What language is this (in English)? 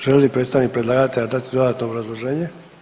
Croatian